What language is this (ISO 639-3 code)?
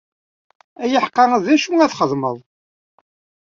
kab